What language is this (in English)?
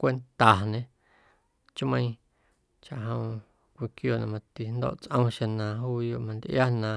Guerrero Amuzgo